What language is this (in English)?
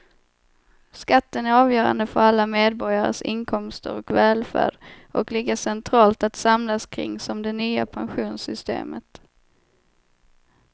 Swedish